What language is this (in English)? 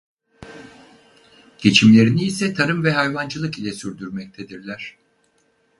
Turkish